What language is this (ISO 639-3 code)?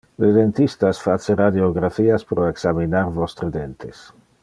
ina